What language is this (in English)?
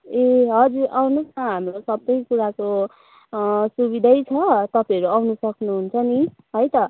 Nepali